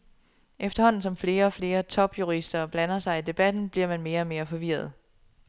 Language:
Danish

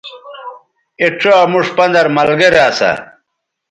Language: Bateri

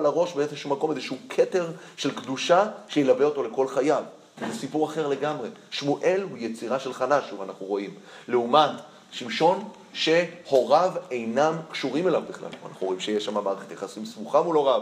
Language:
Hebrew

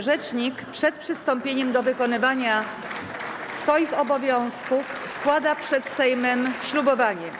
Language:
Polish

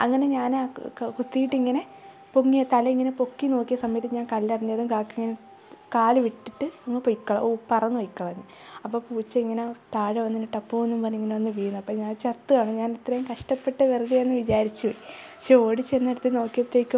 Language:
Malayalam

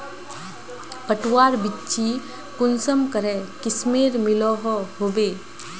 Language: Magahi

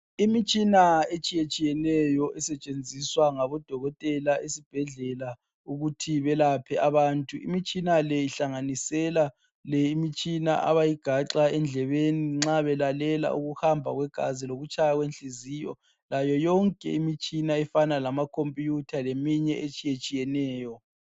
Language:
North Ndebele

